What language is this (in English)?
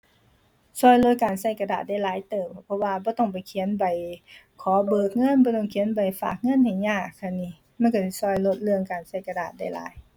Thai